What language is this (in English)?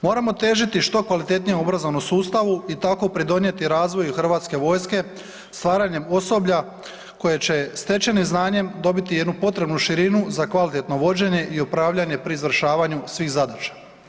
Croatian